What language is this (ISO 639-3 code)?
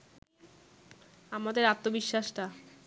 ben